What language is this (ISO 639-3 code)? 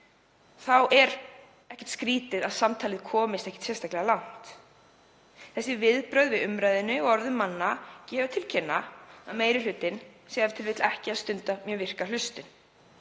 isl